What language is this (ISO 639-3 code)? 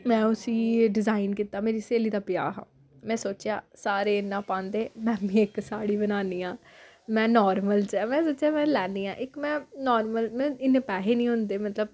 doi